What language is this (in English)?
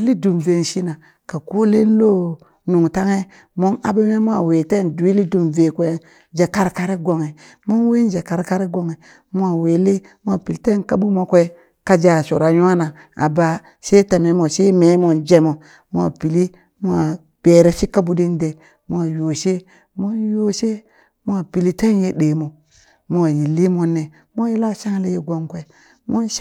Burak